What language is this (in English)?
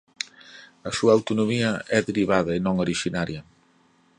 Galician